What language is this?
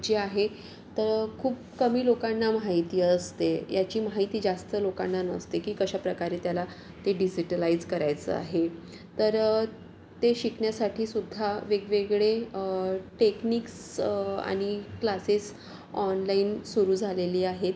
Marathi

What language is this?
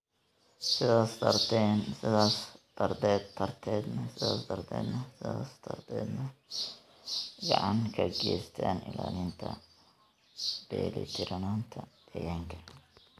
Somali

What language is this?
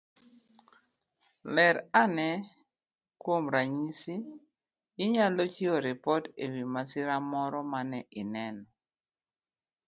Luo (Kenya and Tanzania)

